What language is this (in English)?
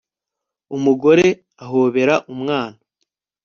Kinyarwanda